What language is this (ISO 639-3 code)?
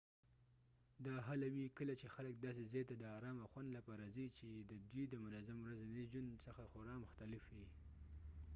pus